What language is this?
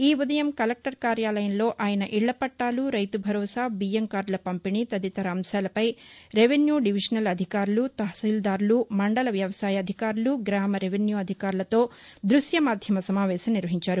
Telugu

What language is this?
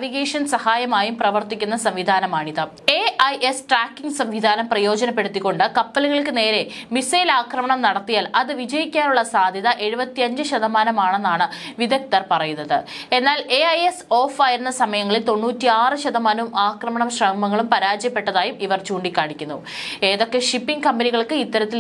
Malayalam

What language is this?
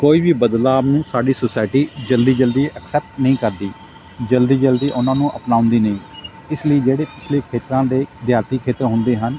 Punjabi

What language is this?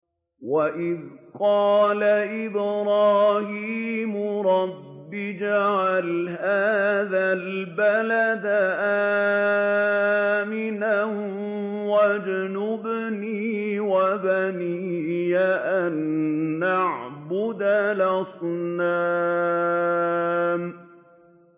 Arabic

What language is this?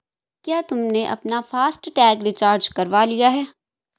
Hindi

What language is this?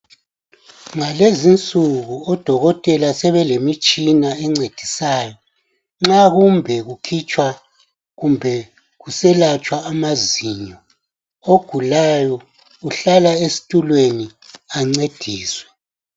North Ndebele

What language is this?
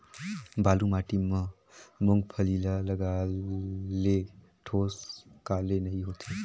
Chhattisgarhi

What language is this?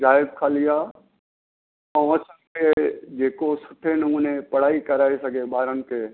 Sindhi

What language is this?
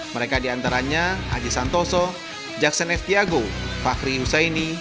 Indonesian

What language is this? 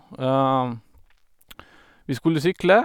Norwegian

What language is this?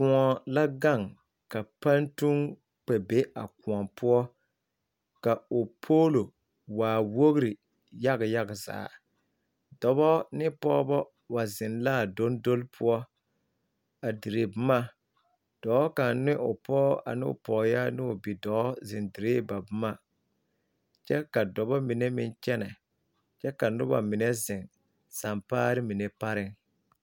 Southern Dagaare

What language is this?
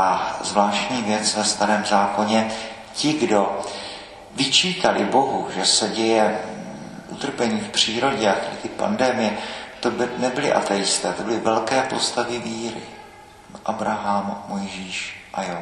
Czech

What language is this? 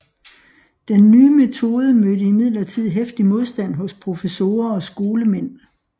Danish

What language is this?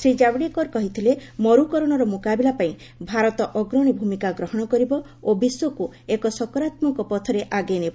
Odia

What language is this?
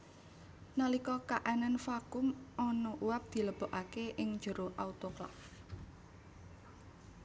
Javanese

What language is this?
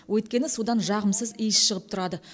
Kazakh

